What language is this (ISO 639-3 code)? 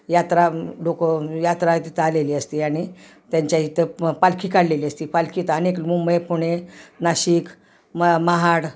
mar